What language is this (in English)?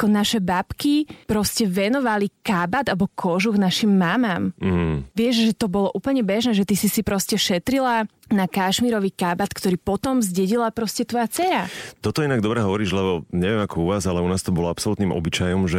Slovak